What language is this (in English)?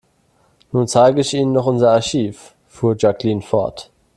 German